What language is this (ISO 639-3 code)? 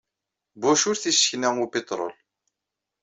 kab